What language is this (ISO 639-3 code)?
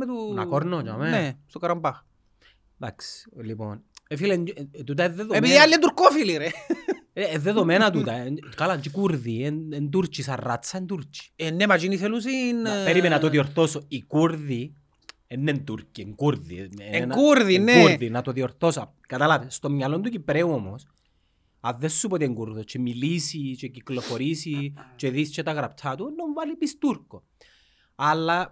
ell